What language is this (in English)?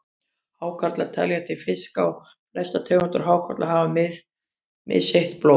Icelandic